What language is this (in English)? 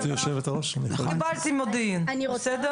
Hebrew